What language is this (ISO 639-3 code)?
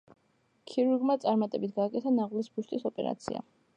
kat